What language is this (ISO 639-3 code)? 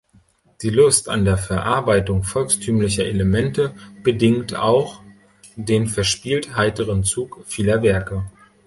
deu